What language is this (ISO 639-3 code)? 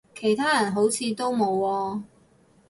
yue